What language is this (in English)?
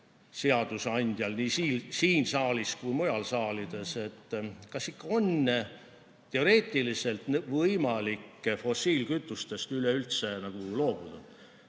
Estonian